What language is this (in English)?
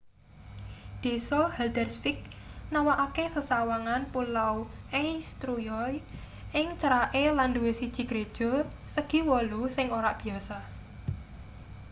Javanese